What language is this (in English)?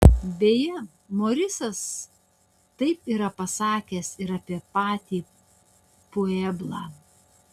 Lithuanian